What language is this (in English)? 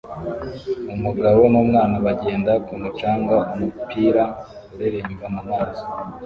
Kinyarwanda